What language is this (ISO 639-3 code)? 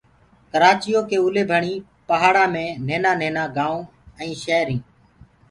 ggg